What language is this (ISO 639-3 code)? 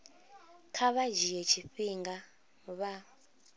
ven